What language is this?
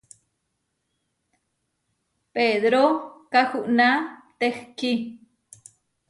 Huarijio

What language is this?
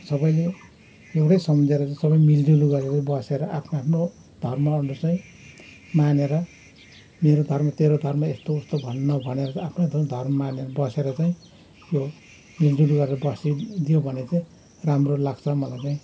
Nepali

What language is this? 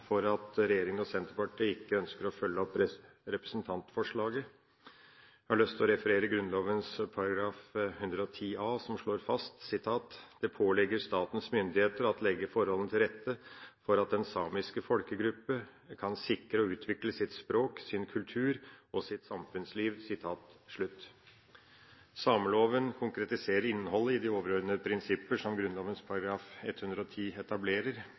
Norwegian Bokmål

